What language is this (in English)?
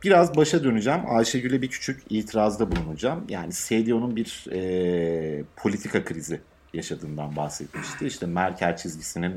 Turkish